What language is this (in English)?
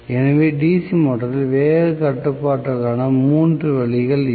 Tamil